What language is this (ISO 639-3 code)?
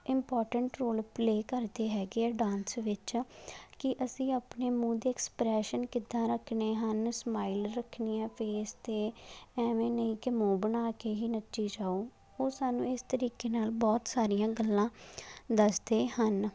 pan